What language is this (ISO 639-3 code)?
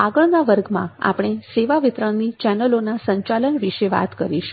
guj